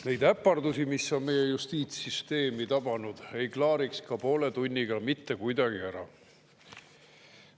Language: Estonian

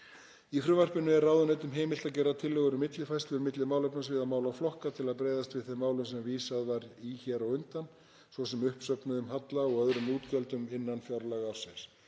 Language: Icelandic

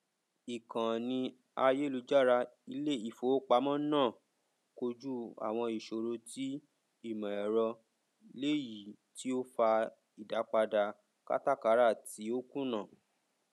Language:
Yoruba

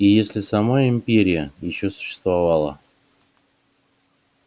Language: Russian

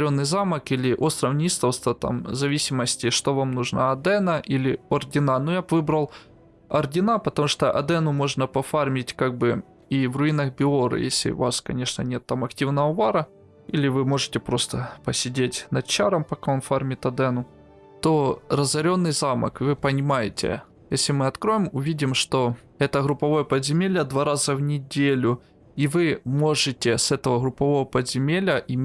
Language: Russian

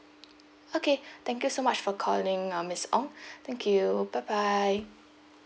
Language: English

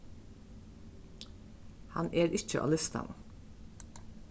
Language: Faroese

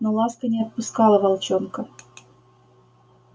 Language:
Russian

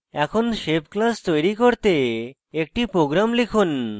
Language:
Bangla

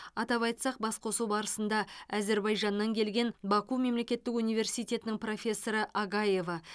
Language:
Kazakh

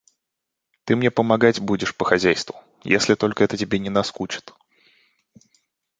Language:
Russian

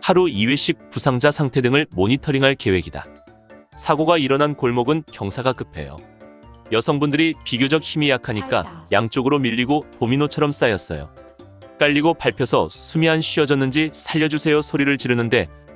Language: Korean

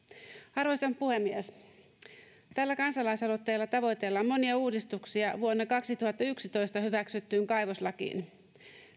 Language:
Finnish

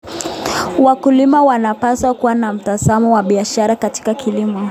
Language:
Kalenjin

